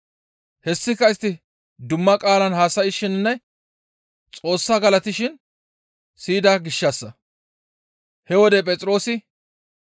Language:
Gamo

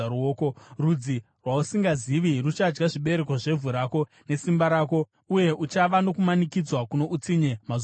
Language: Shona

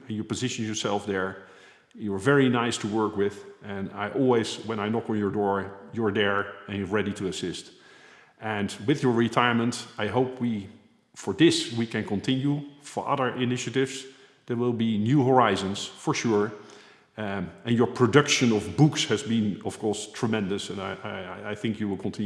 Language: Dutch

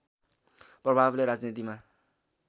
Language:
Nepali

